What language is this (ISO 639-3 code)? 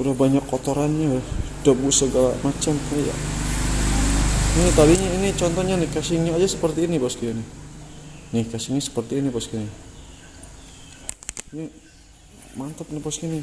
ind